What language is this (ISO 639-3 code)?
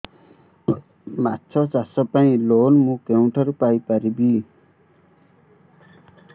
ori